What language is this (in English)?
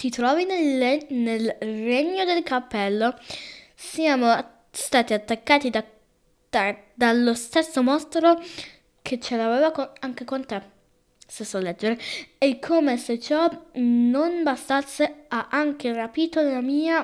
Italian